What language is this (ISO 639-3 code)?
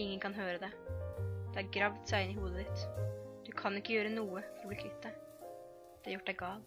nor